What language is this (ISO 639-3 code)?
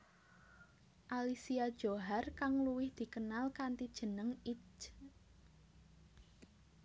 jav